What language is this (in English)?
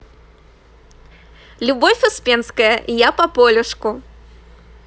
Russian